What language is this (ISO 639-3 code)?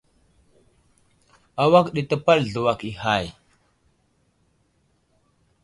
udl